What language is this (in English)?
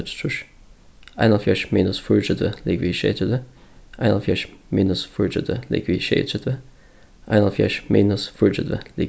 Faroese